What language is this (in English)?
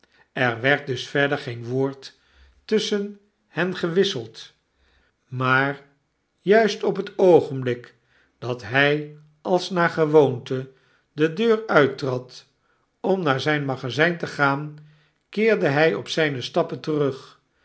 Dutch